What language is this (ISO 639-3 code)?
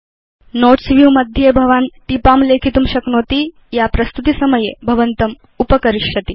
san